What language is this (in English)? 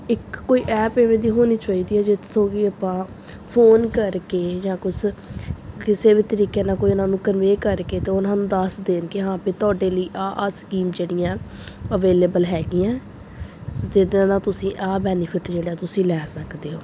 Punjabi